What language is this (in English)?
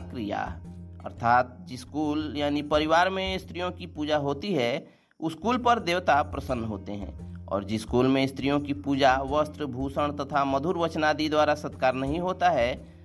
Hindi